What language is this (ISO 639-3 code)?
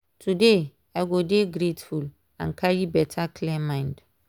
pcm